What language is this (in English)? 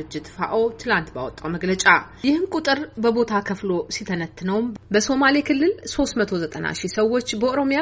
Amharic